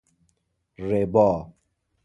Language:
Persian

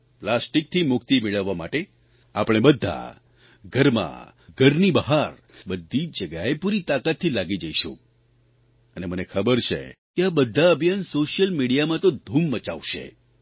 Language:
Gujarati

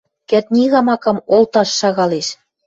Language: Western Mari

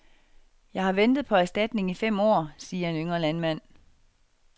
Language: Danish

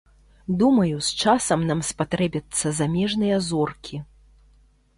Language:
Belarusian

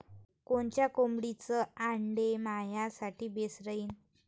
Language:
Marathi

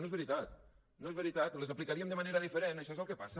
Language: Catalan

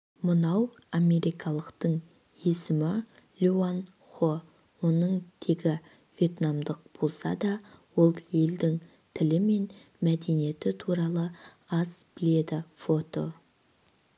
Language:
Kazakh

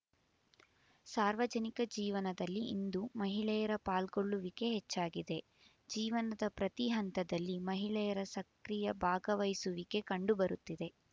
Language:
Kannada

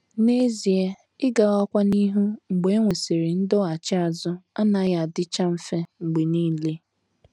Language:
Igbo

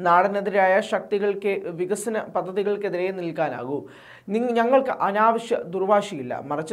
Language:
Romanian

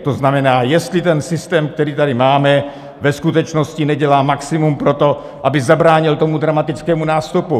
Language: Czech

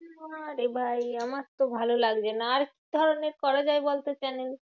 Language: Bangla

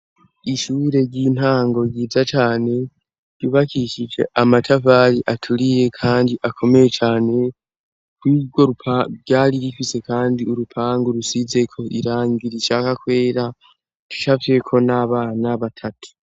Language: Rundi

